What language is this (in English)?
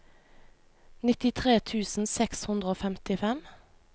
Norwegian